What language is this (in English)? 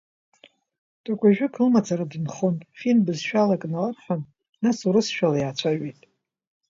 Abkhazian